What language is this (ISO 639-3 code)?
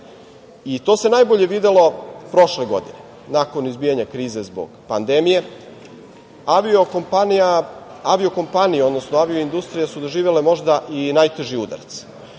srp